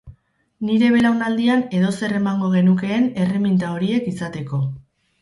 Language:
Basque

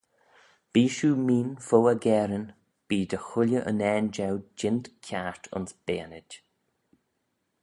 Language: Manx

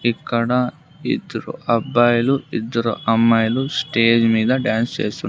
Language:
Telugu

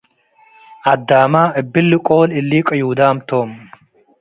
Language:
Tigre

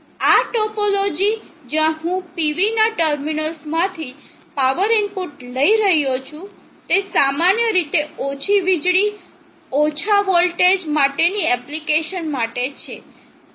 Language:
Gujarati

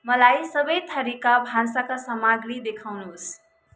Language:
Nepali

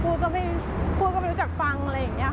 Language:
Thai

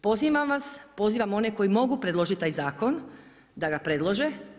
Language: Croatian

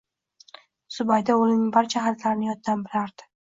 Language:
Uzbek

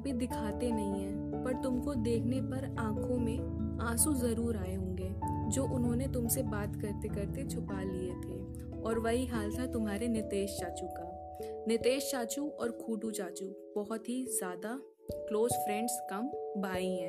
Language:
Hindi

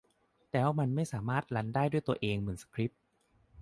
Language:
Thai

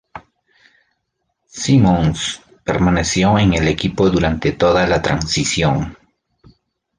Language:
Spanish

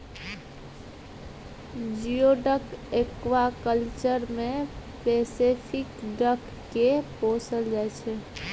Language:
Maithili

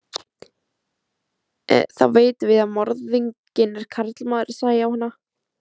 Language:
Icelandic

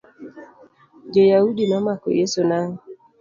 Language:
Luo (Kenya and Tanzania)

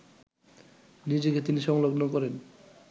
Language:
Bangla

